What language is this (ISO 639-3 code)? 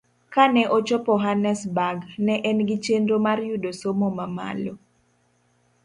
luo